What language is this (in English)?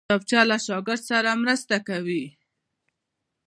Pashto